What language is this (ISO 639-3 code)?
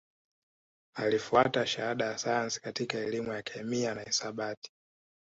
swa